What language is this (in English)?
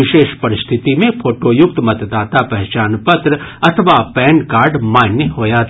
Maithili